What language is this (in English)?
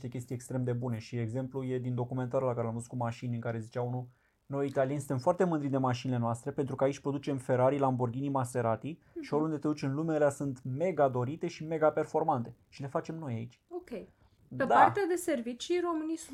Romanian